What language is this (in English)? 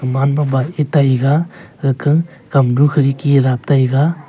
Wancho Naga